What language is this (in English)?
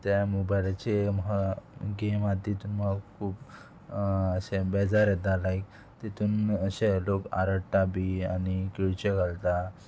Konkani